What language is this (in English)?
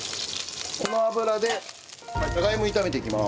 Japanese